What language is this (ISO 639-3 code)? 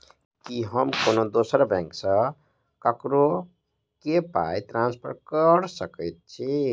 mai